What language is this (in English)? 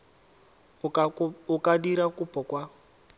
Tswana